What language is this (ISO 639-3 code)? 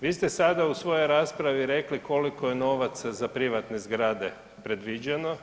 hrv